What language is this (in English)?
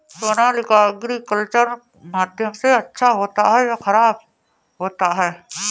Hindi